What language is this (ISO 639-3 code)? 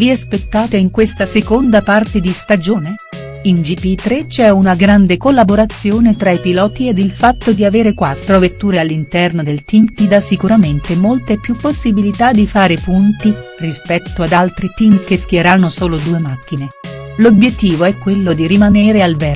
ita